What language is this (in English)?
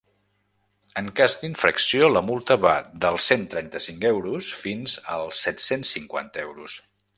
Catalan